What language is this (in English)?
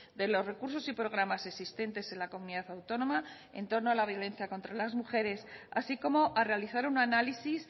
Spanish